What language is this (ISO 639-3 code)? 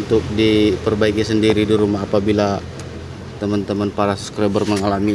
ind